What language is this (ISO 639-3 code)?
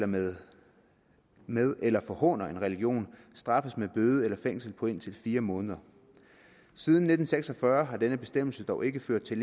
dan